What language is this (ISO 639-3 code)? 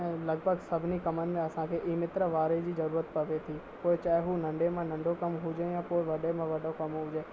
snd